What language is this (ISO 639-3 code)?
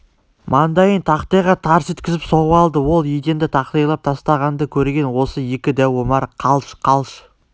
kaz